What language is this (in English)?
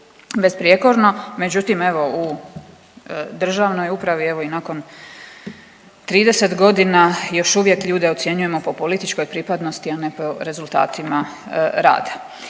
Croatian